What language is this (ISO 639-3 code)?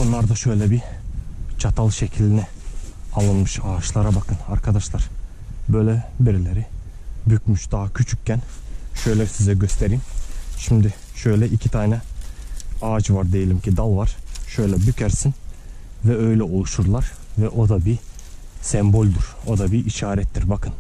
tur